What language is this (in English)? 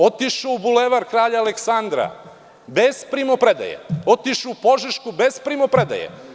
Serbian